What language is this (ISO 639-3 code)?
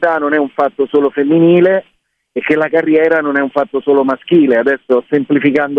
ita